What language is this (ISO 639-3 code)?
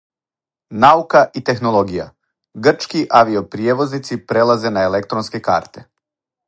srp